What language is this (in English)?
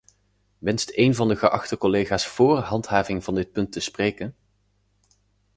Dutch